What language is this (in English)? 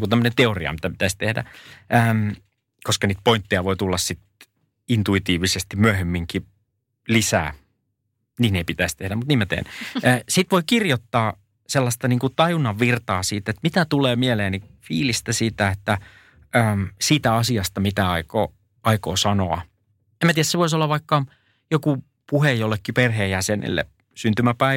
Finnish